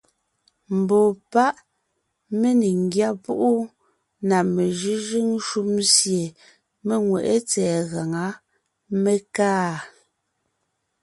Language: Ngiemboon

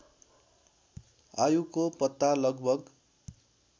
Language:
Nepali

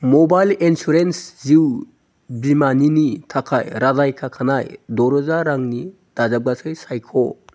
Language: Bodo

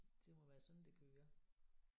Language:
Danish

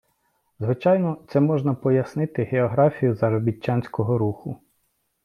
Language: Ukrainian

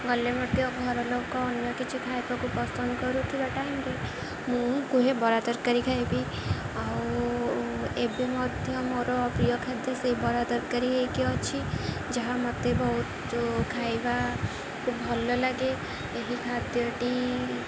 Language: Odia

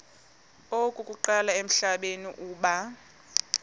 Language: Xhosa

